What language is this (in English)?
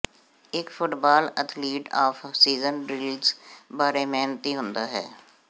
Punjabi